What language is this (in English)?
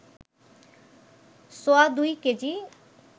Bangla